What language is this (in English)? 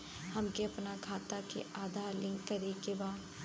Bhojpuri